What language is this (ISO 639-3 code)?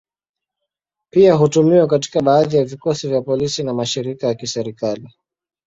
swa